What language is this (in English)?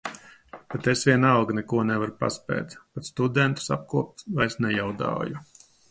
Latvian